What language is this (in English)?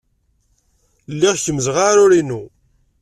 Kabyle